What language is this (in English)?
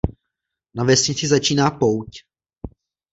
Czech